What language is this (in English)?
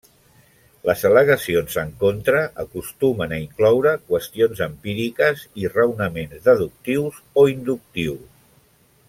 Catalan